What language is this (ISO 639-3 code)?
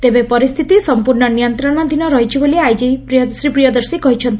ori